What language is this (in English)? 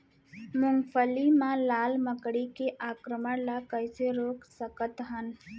Chhattisgarhi